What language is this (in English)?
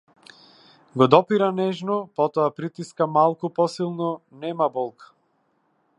Macedonian